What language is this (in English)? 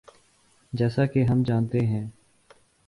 Urdu